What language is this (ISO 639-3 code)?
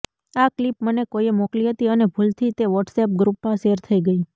guj